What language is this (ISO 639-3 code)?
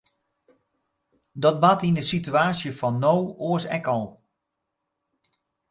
fry